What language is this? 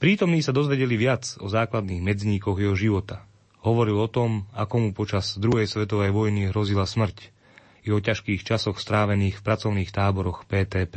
Slovak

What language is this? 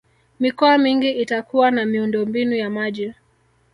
Swahili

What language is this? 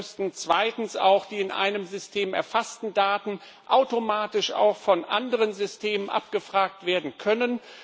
German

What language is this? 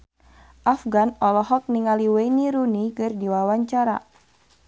Sundanese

